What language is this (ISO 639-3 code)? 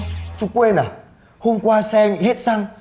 vie